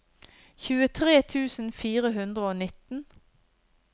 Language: Norwegian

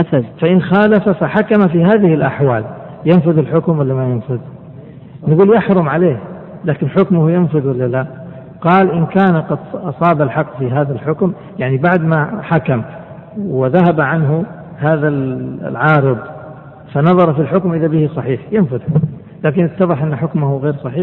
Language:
Arabic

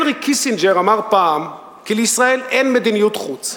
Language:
Hebrew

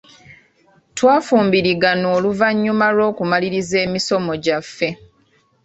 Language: Ganda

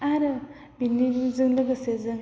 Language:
Bodo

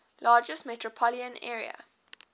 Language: English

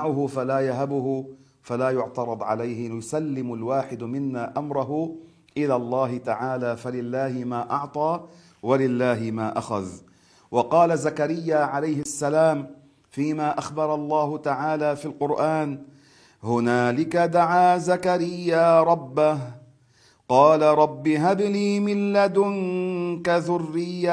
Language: Arabic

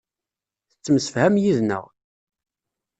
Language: Kabyle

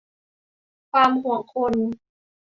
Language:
Thai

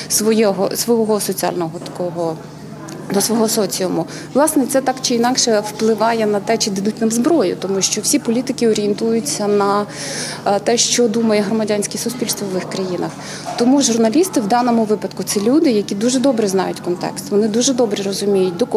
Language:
Ukrainian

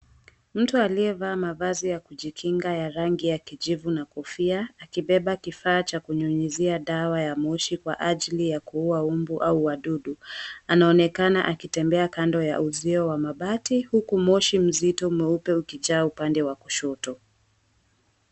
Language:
Swahili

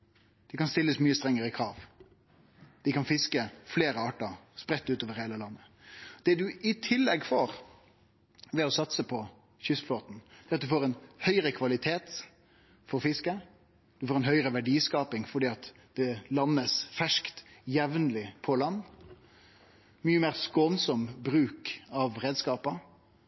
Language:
Norwegian Nynorsk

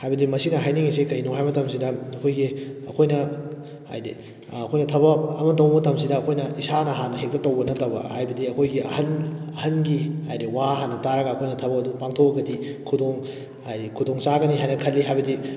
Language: Manipuri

